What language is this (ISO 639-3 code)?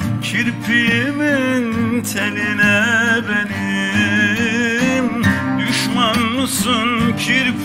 tur